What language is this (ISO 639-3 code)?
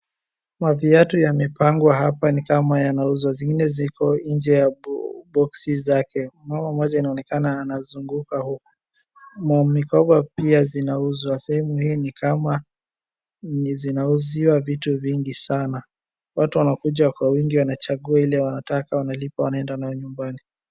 swa